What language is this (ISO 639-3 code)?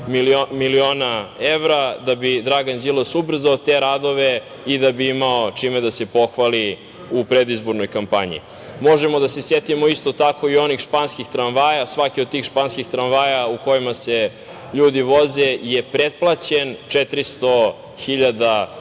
srp